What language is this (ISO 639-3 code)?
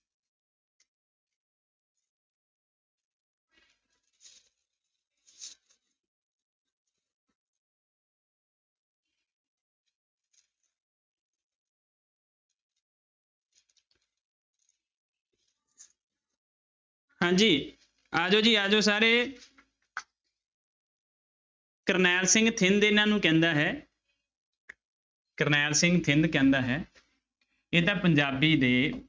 pan